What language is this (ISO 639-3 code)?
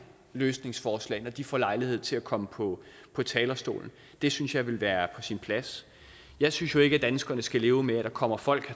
dan